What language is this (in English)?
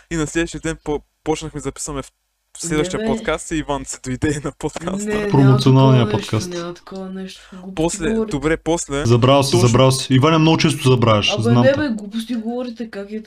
Bulgarian